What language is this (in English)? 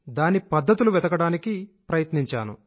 Telugu